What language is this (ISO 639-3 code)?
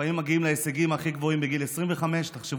heb